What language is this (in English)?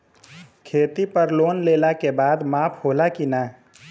Bhojpuri